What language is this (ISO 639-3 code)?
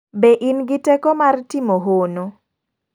luo